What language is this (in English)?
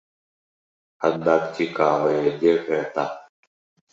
Belarusian